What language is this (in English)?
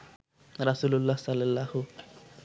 Bangla